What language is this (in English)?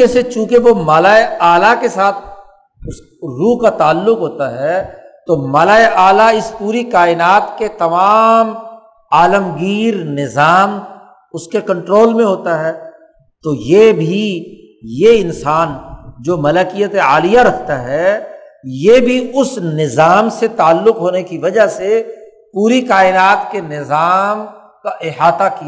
Urdu